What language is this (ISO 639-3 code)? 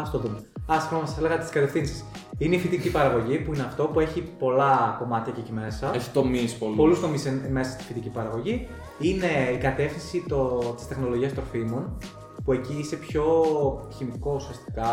ell